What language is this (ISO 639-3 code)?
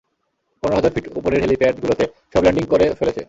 ben